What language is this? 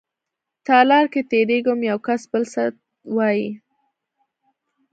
Pashto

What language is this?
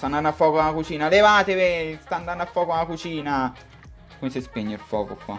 Italian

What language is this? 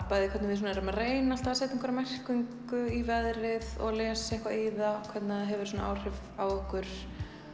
Icelandic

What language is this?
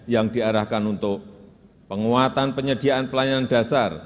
Indonesian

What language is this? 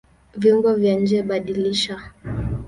Swahili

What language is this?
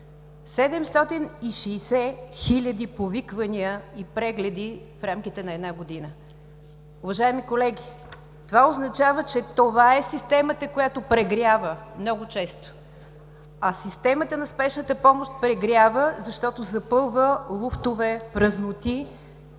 Bulgarian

